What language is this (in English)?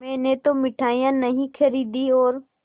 Hindi